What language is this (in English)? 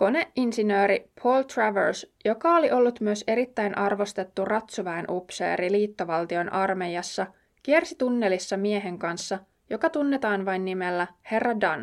Finnish